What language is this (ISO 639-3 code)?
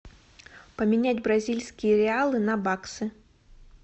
rus